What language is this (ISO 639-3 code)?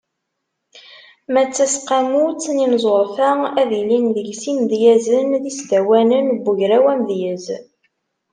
kab